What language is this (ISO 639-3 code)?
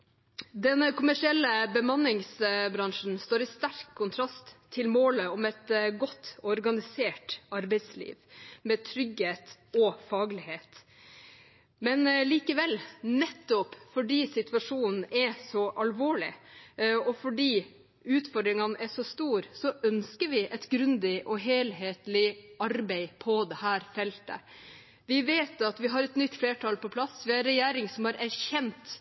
nob